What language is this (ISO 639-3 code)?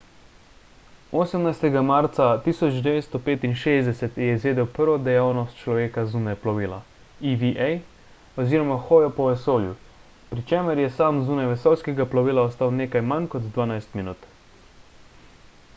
slv